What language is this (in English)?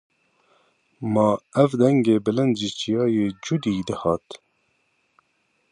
Kurdish